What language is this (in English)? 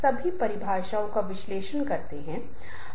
Hindi